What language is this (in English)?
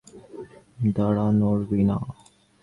Bangla